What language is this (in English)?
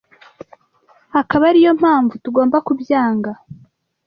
Kinyarwanda